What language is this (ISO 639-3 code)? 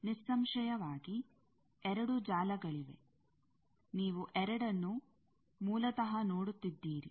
kan